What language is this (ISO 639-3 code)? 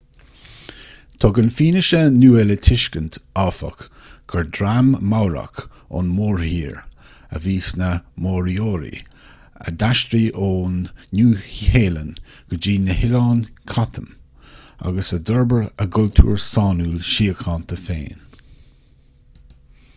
gle